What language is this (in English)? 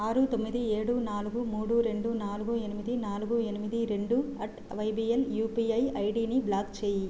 Telugu